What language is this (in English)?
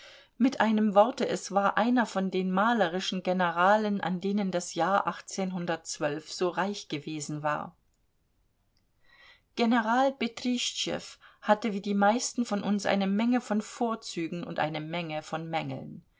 German